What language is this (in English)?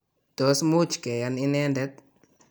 Kalenjin